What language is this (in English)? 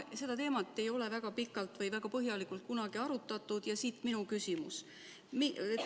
Estonian